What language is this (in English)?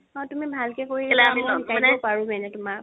Assamese